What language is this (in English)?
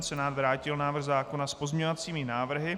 Czech